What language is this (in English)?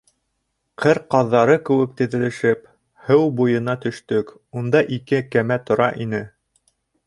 Bashkir